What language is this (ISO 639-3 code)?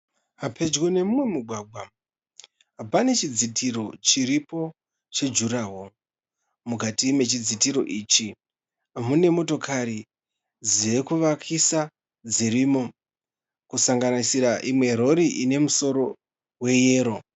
sna